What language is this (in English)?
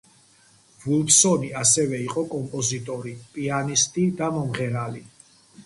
Georgian